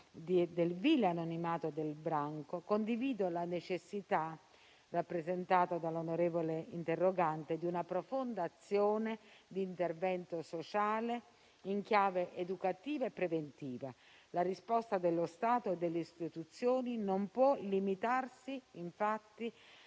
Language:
Italian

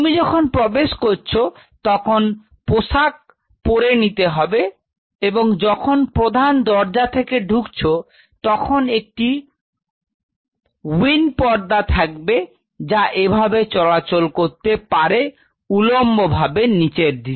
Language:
Bangla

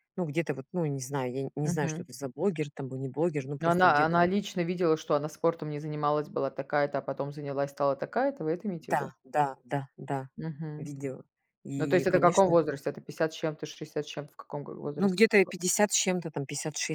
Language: Russian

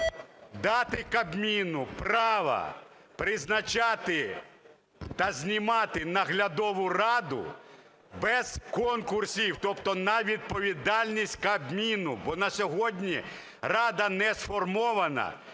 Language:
Ukrainian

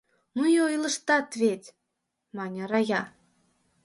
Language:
Mari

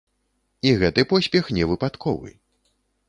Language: Belarusian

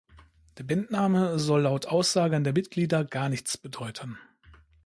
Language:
German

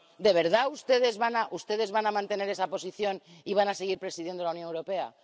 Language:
Spanish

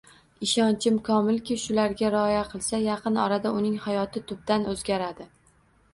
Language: Uzbek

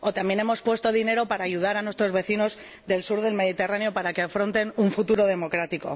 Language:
Spanish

